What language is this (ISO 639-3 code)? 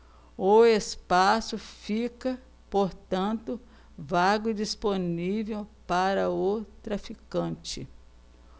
por